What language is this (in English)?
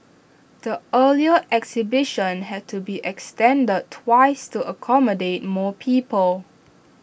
English